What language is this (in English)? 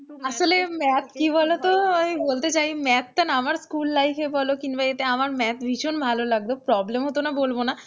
Bangla